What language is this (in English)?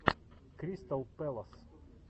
Russian